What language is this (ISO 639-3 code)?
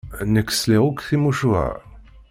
kab